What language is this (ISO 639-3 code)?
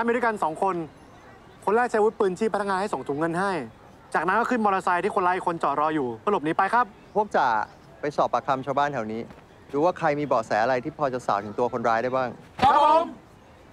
tha